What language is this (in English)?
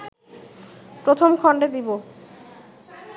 Bangla